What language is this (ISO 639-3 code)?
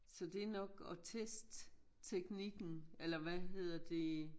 dan